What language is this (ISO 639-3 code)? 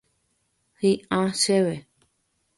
grn